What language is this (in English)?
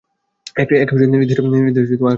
Bangla